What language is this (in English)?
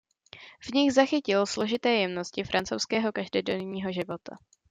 Czech